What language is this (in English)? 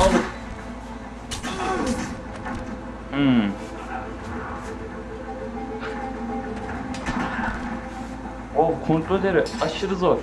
Turkish